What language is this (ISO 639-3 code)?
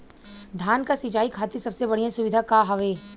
bho